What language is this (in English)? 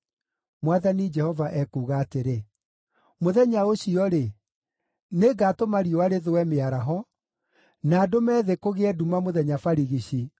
Kikuyu